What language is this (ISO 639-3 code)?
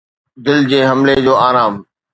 snd